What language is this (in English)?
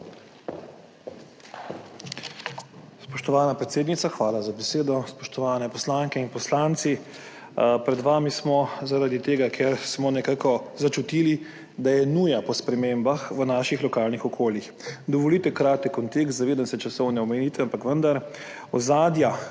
Slovenian